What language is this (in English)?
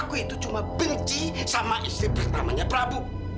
Indonesian